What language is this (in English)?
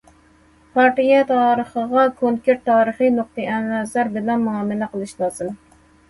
Uyghur